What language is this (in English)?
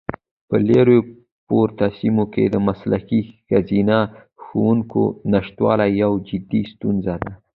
Pashto